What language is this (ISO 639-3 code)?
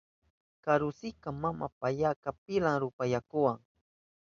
qup